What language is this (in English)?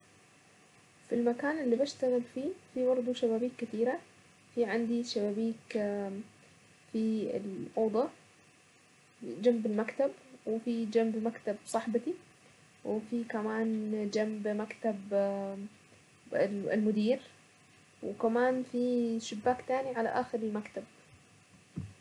Saidi Arabic